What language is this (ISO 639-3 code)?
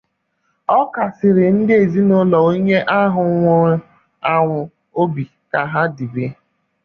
ibo